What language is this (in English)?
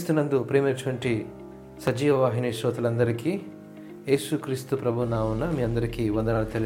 Telugu